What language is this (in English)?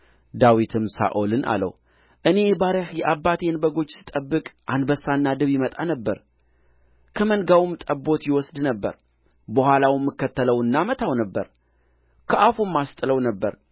Amharic